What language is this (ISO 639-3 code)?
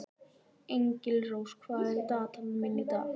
isl